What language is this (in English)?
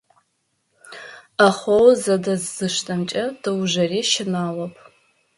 Adyghe